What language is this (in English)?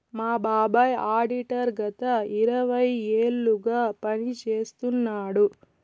Telugu